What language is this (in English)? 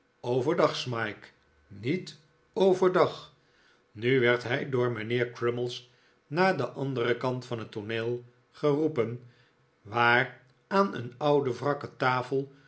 Dutch